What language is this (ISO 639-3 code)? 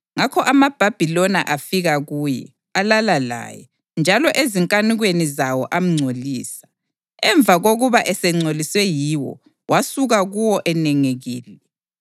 nde